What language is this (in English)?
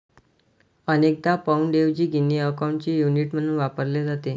Marathi